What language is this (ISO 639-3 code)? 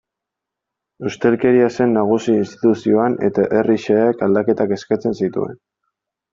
eus